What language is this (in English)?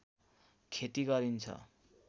Nepali